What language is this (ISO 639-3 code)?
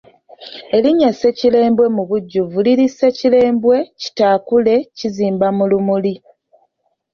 lug